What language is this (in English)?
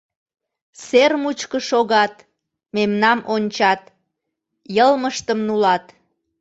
Mari